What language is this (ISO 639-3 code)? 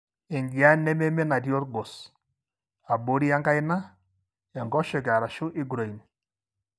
mas